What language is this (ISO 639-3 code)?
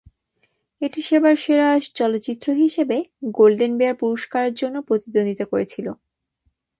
ben